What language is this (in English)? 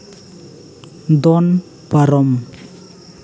Santali